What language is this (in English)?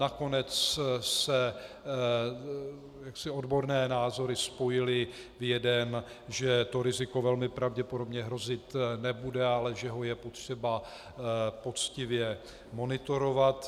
Czech